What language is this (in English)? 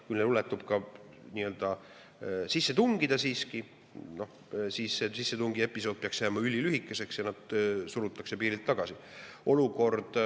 Estonian